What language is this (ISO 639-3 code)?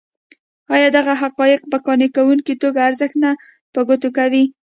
pus